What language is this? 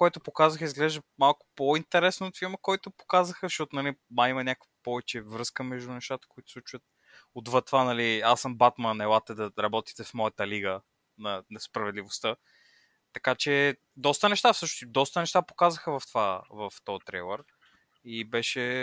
Bulgarian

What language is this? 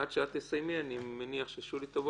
Hebrew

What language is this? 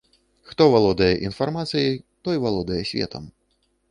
Belarusian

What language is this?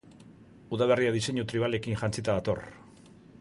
Basque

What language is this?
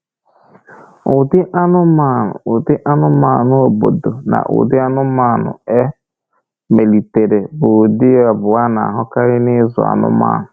Igbo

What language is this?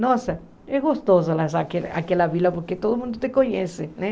Portuguese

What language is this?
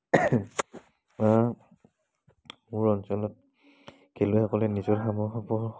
Assamese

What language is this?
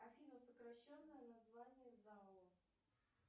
Russian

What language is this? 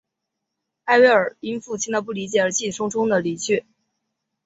Chinese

